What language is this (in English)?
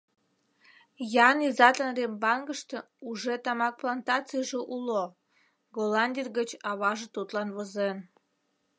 Mari